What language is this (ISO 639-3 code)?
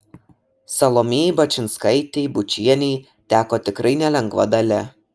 lit